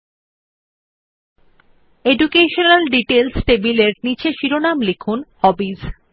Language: Bangla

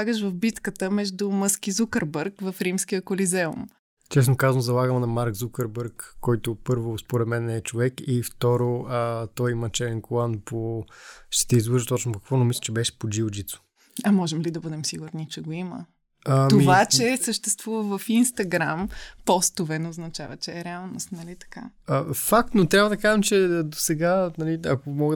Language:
Bulgarian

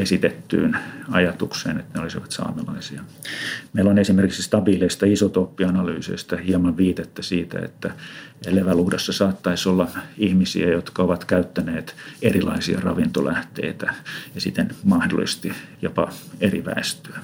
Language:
Finnish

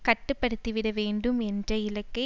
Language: Tamil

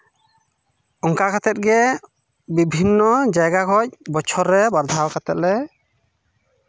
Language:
Santali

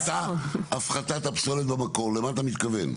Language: Hebrew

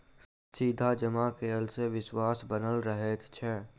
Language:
Maithili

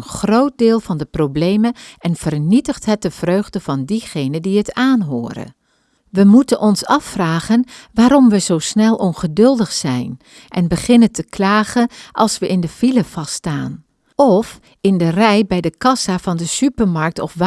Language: Dutch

